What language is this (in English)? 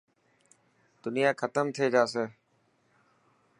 Dhatki